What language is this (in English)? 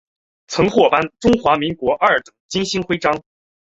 Chinese